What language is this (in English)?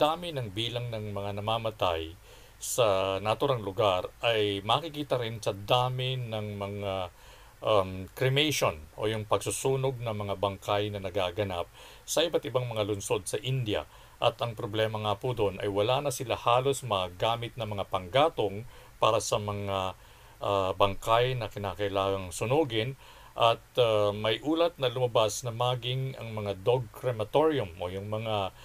Filipino